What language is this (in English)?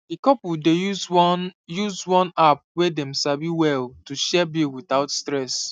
Nigerian Pidgin